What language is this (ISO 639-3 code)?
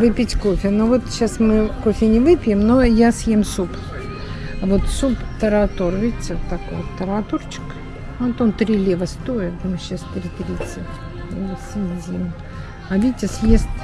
rus